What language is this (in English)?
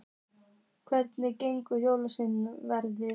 Icelandic